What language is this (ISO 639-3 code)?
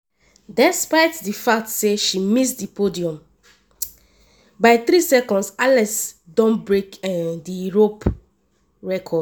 pcm